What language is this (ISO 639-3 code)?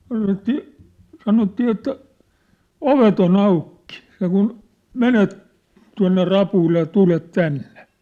fin